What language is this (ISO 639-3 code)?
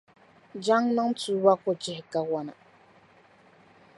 dag